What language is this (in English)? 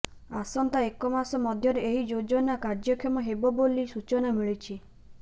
Odia